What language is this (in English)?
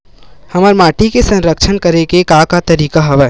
Chhattisgarhi